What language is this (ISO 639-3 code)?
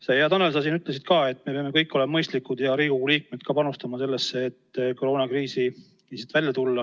est